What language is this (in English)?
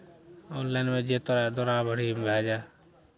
Maithili